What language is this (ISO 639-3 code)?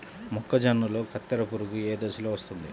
tel